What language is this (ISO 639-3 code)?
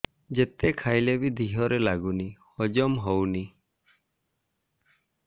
ori